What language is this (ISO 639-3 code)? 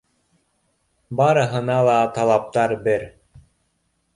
bak